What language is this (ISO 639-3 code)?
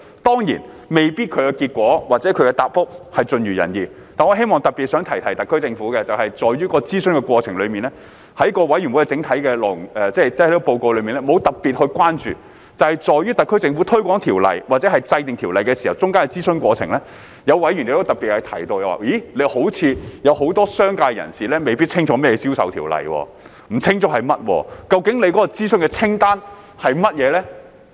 yue